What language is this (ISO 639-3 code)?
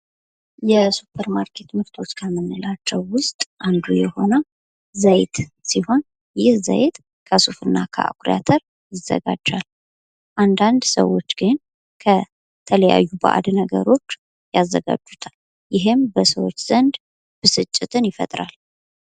amh